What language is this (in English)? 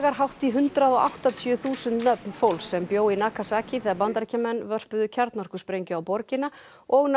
Icelandic